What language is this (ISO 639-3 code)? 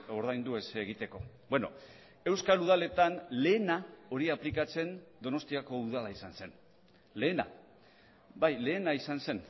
eus